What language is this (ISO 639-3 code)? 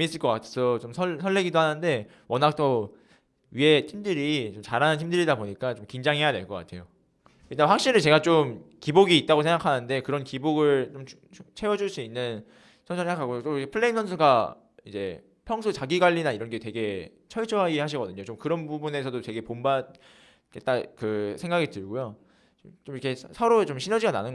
kor